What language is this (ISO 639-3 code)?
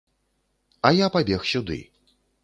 bel